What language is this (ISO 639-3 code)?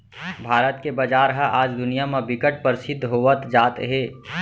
hne